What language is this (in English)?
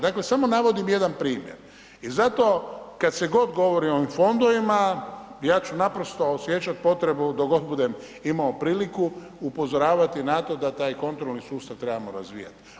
Croatian